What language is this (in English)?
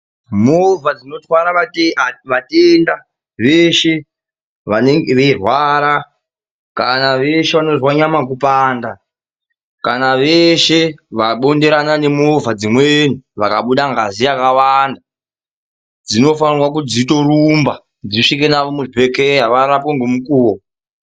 Ndau